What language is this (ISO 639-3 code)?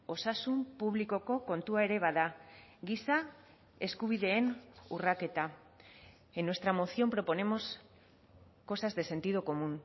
eus